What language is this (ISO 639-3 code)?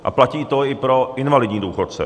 ces